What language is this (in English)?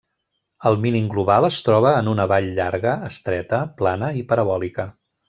Catalan